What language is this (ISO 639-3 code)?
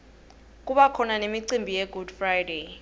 ssw